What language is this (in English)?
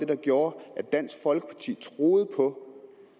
Danish